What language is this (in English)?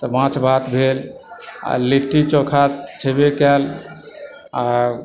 Maithili